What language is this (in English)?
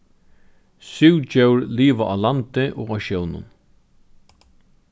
Faroese